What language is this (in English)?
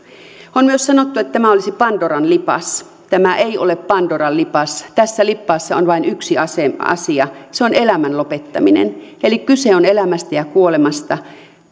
Finnish